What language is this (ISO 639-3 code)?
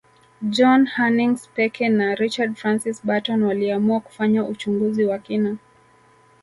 swa